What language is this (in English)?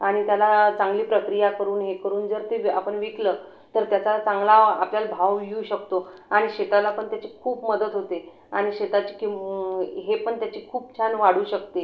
Marathi